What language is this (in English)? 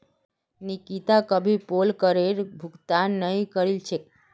Magahi